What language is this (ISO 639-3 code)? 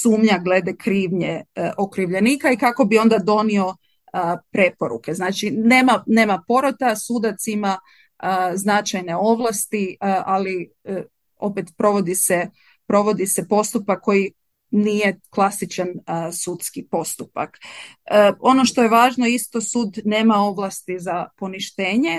hrv